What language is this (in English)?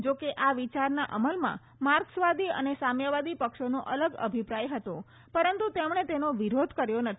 Gujarati